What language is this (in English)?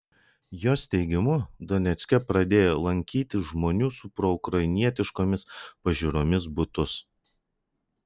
Lithuanian